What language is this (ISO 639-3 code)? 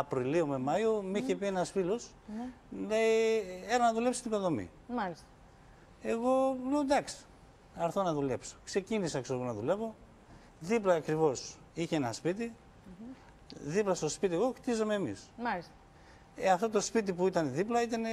ell